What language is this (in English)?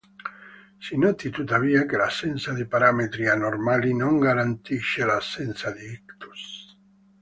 Italian